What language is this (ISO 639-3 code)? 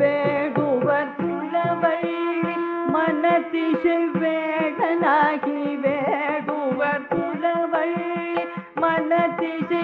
tam